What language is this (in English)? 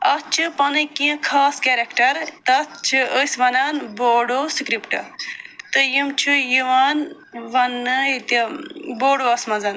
Kashmiri